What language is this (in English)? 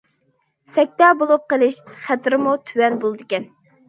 Uyghur